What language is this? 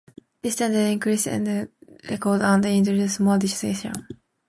English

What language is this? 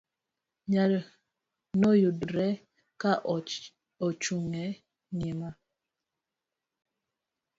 Luo (Kenya and Tanzania)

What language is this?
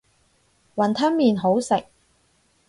Cantonese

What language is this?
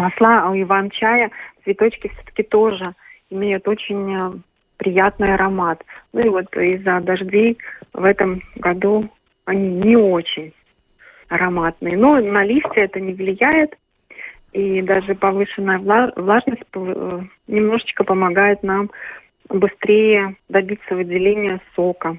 Russian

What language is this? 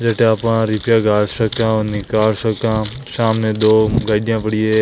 Marwari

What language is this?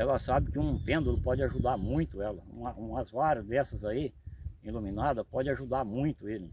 Portuguese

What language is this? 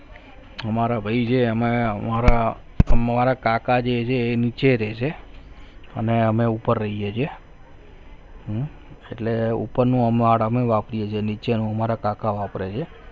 Gujarati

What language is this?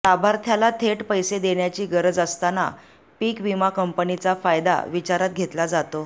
Marathi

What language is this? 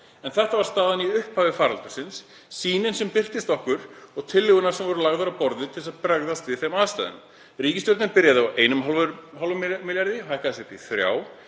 Icelandic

